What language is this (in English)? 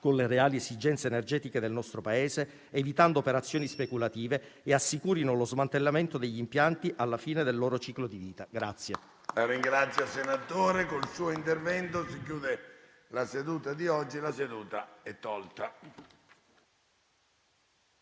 Italian